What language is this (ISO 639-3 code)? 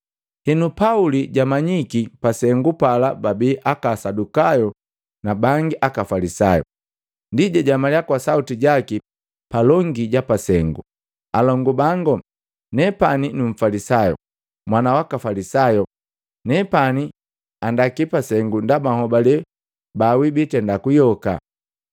mgv